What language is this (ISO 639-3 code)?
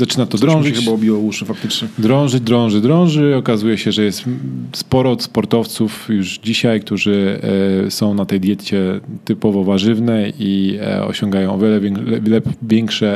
pol